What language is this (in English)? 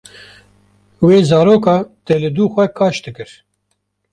Kurdish